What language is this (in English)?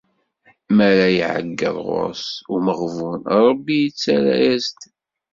Kabyle